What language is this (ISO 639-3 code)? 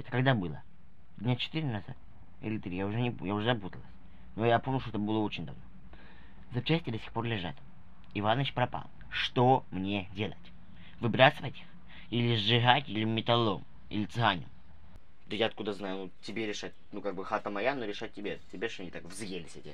rus